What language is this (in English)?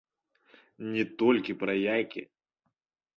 Belarusian